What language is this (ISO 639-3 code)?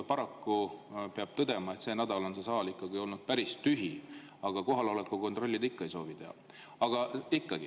est